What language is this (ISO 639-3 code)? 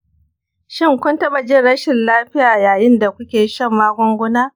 hau